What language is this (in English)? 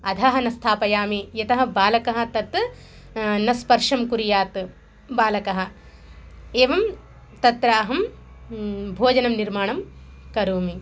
Sanskrit